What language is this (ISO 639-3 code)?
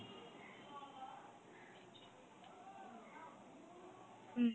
ben